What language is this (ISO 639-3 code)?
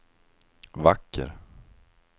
swe